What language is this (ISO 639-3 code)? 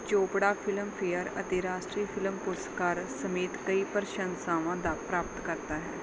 pan